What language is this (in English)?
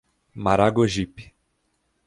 Portuguese